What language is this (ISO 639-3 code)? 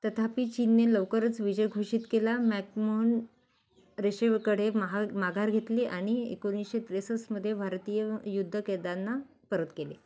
mar